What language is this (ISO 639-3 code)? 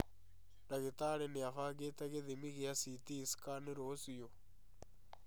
kik